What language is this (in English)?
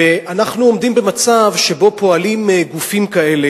Hebrew